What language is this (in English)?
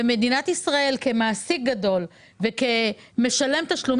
Hebrew